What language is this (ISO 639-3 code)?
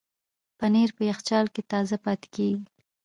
pus